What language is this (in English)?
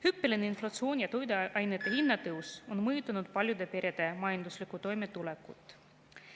Estonian